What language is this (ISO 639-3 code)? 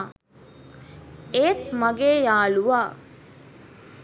sin